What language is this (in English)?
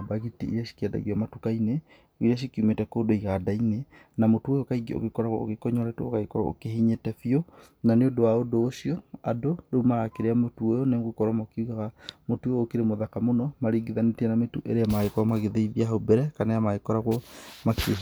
Kikuyu